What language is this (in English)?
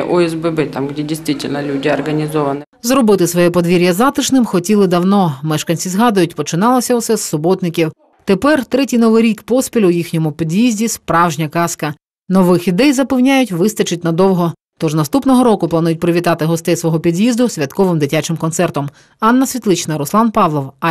Ukrainian